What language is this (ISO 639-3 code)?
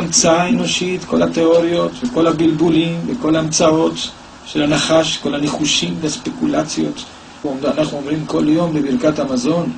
heb